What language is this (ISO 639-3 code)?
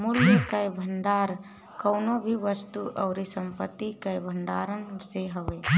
bho